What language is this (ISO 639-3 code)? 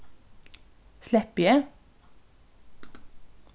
fao